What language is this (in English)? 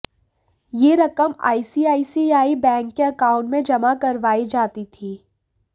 Hindi